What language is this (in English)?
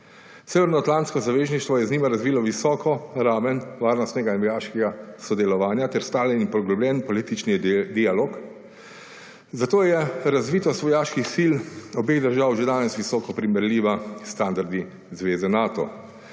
Slovenian